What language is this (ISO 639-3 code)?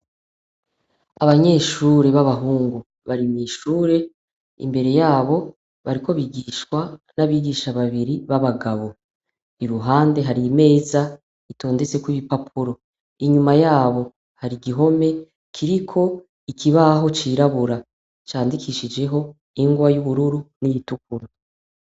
run